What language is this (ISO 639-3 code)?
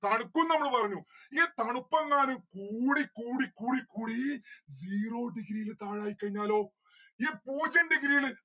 mal